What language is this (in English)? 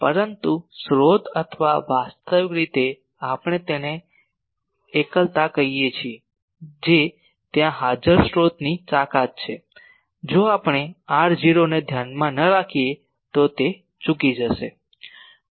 Gujarati